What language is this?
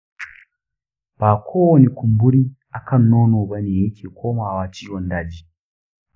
Hausa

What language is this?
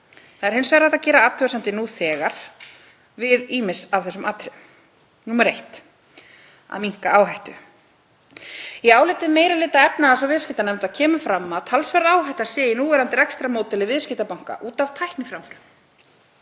Icelandic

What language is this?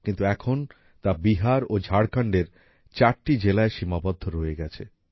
Bangla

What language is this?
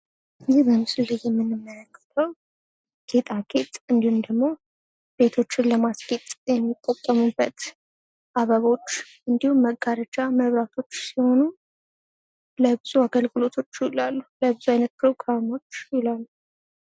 Amharic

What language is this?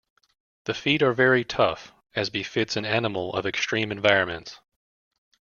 English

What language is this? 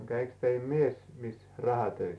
Finnish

